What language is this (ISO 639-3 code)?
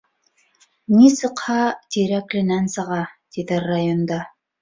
bak